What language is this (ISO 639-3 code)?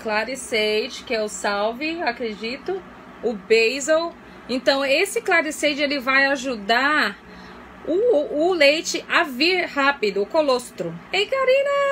por